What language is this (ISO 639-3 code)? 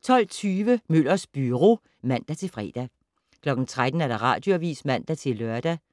dan